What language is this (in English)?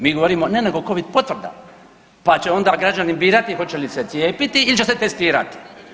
Croatian